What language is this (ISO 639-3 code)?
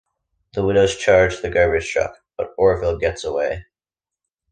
eng